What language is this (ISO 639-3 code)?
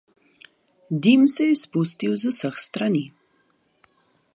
slv